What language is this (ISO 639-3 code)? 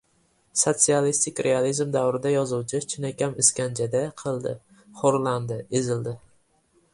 uzb